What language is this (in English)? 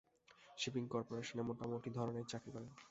Bangla